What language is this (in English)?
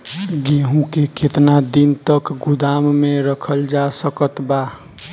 Bhojpuri